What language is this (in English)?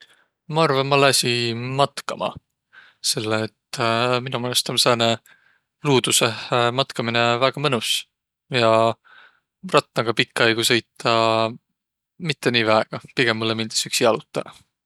Võro